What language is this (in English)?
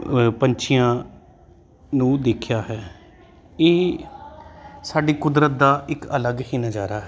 Punjabi